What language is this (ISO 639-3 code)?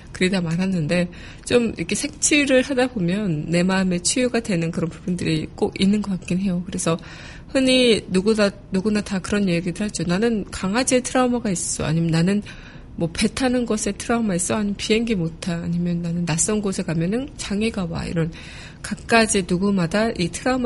kor